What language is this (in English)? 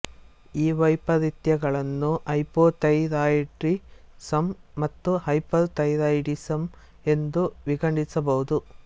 Kannada